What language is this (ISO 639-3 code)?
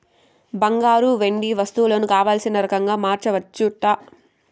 tel